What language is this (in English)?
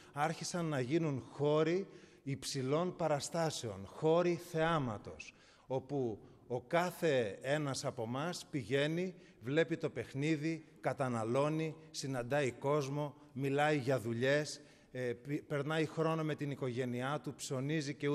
Greek